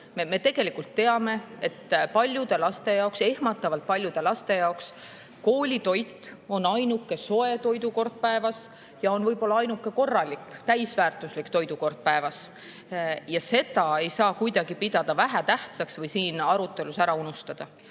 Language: Estonian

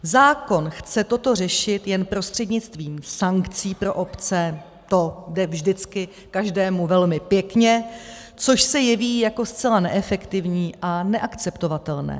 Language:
Czech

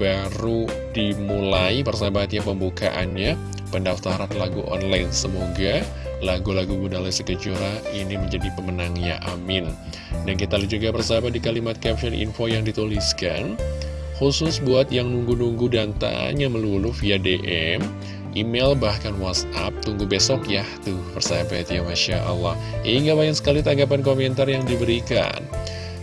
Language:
Indonesian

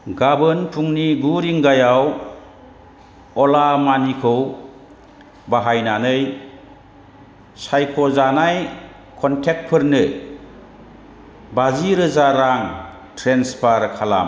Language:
Bodo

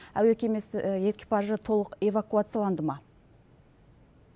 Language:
Kazakh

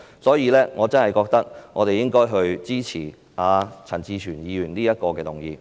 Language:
Cantonese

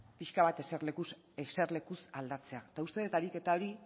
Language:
Basque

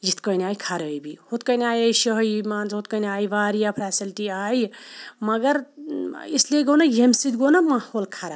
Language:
Kashmiri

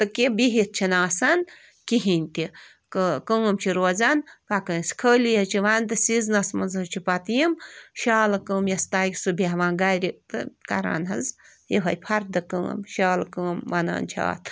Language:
Kashmiri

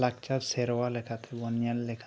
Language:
Santali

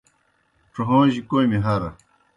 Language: Kohistani Shina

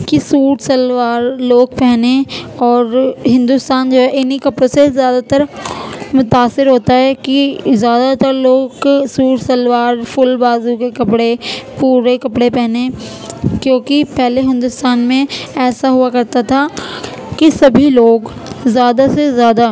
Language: Urdu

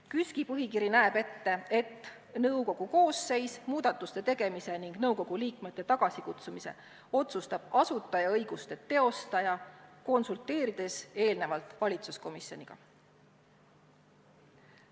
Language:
Estonian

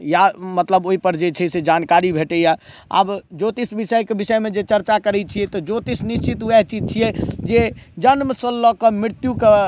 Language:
Maithili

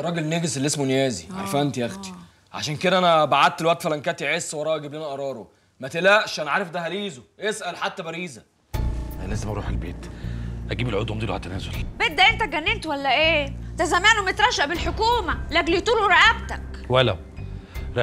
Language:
Arabic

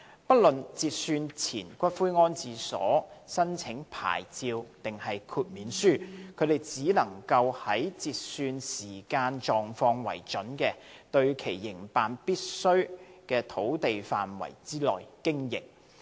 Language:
Cantonese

